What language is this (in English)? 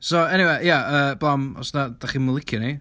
Welsh